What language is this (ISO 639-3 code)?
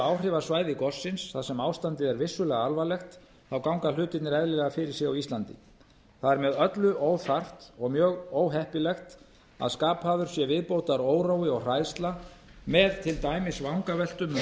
isl